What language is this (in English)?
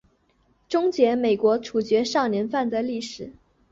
Chinese